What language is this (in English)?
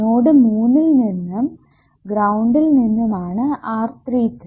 Malayalam